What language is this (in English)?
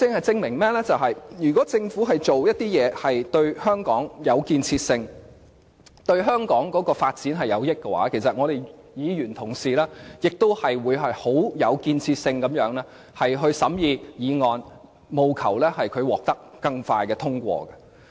Cantonese